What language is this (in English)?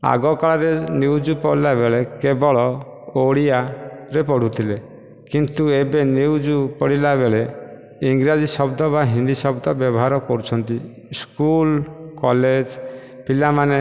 Odia